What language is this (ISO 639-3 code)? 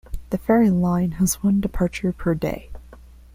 eng